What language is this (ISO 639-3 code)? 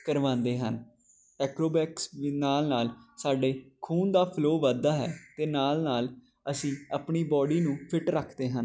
pan